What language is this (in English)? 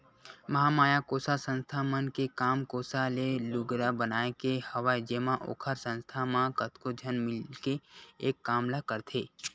Chhattisgarhi